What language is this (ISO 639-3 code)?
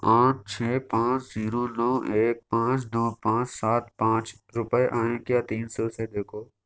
urd